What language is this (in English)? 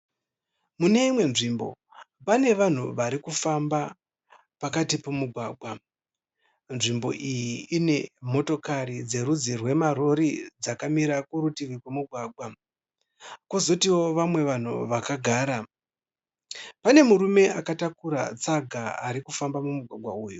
Shona